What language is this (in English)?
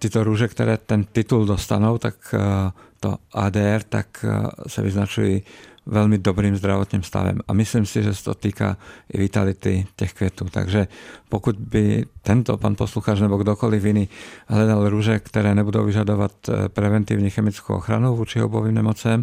Czech